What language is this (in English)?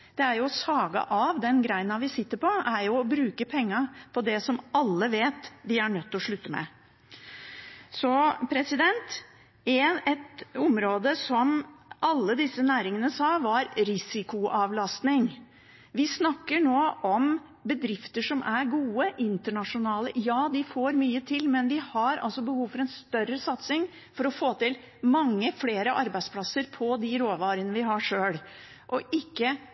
Norwegian Bokmål